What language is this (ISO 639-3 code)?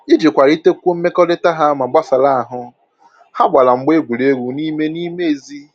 ibo